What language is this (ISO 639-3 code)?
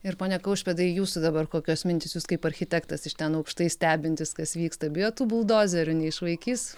lit